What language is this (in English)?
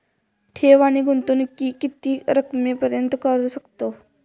Marathi